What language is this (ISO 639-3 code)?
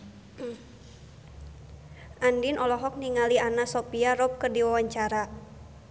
sun